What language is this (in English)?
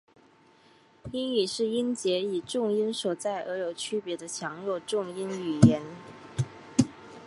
Chinese